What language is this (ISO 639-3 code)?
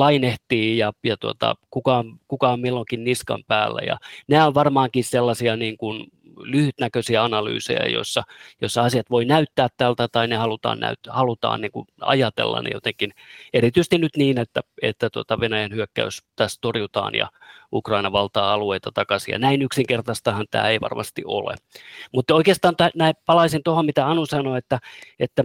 fin